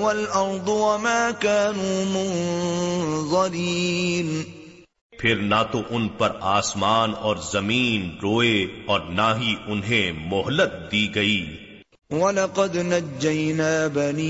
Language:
Urdu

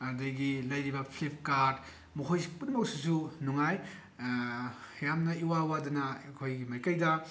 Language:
Manipuri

